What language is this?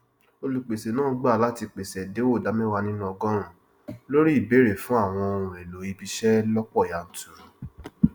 Yoruba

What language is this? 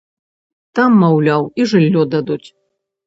Belarusian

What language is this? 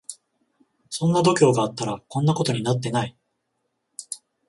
Japanese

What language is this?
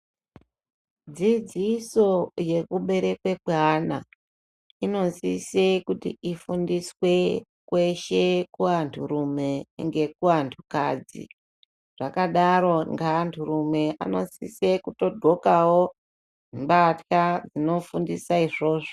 Ndau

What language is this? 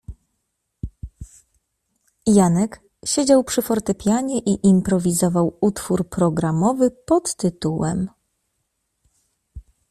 Polish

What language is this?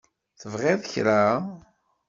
Kabyle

